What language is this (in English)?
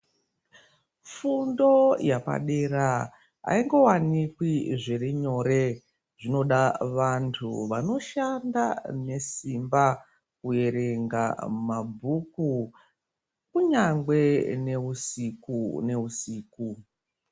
Ndau